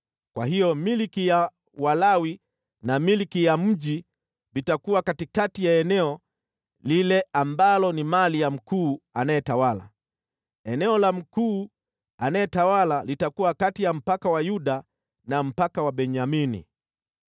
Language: Swahili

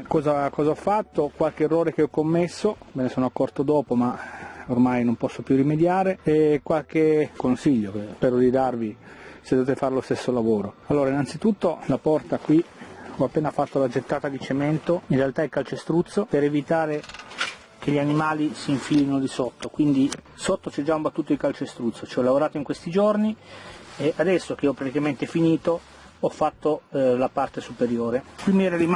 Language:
Italian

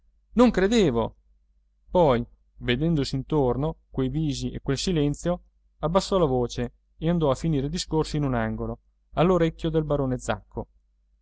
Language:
Italian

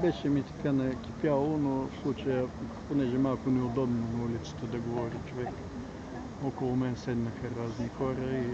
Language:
Bulgarian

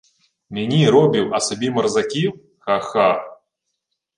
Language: Ukrainian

